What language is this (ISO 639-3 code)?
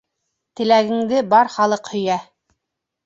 bak